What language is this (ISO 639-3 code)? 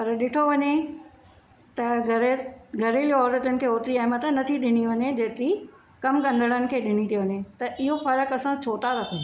snd